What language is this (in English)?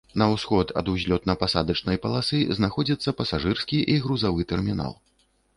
Belarusian